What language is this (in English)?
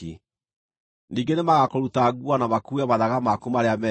Kikuyu